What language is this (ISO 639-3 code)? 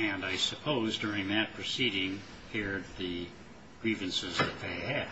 eng